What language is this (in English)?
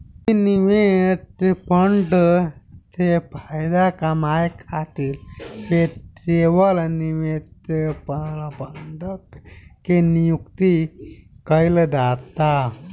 Bhojpuri